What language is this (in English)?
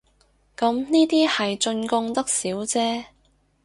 Cantonese